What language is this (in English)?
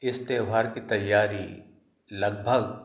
Hindi